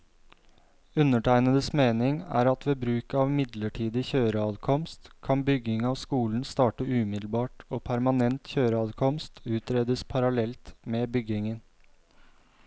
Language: Norwegian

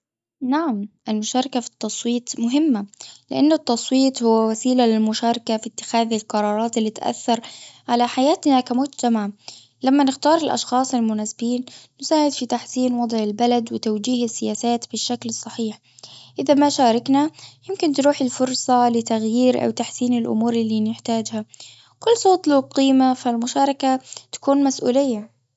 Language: Gulf Arabic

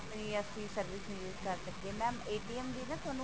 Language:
Punjabi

